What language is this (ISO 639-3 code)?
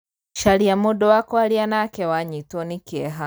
kik